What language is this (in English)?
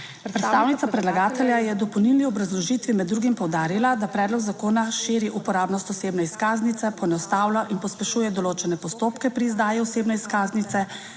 Slovenian